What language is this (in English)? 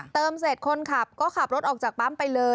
Thai